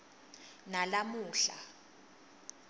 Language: Swati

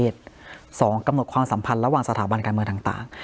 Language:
Thai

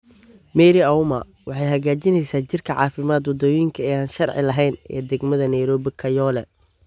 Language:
Somali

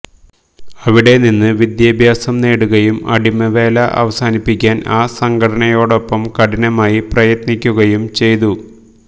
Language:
Malayalam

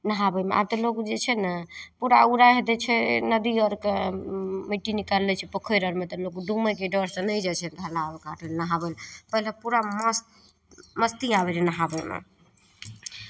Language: Maithili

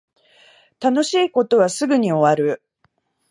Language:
Japanese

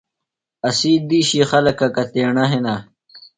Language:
Phalura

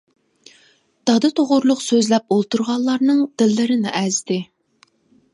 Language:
Uyghur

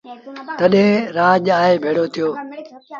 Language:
Sindhi Bhil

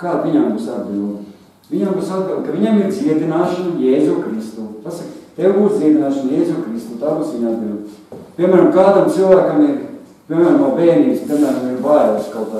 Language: Latvian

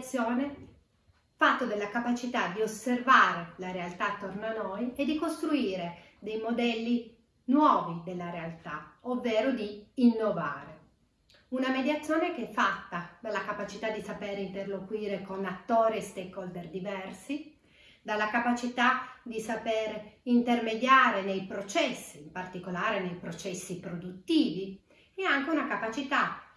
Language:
Italian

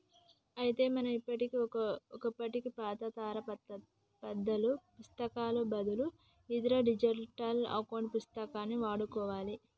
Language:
Telugu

